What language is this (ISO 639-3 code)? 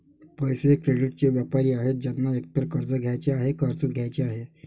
mar